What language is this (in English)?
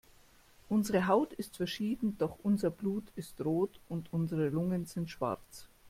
German